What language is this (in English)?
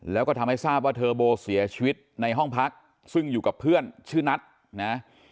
Thai